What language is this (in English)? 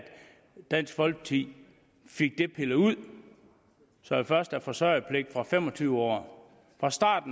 Danish